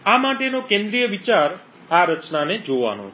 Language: Gujarati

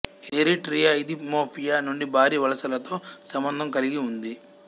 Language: Telugu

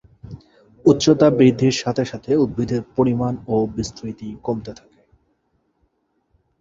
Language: Bangla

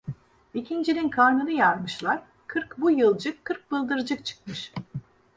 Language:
Turkish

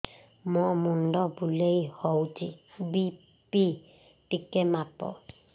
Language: Odia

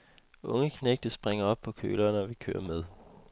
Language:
Danish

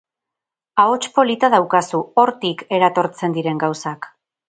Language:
Basque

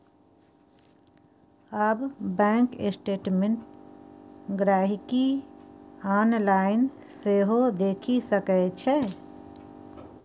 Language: Maithili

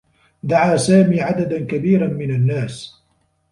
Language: Arabic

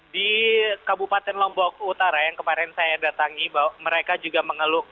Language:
Indonesian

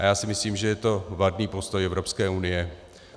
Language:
Czech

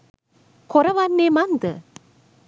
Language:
Sinhala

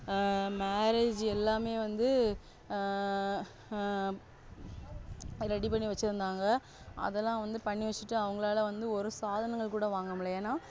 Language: Tamil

